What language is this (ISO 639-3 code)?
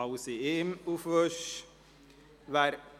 gsw